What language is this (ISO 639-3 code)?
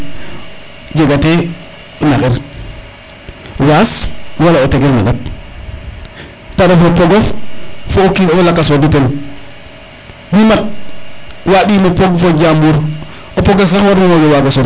srr